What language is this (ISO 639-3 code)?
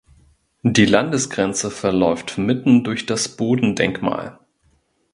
deu